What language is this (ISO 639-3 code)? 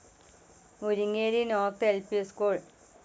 mal